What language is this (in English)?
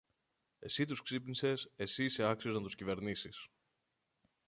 Greek